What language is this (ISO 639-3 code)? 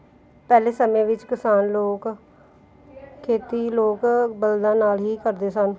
pan